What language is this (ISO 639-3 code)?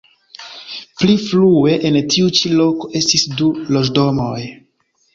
epo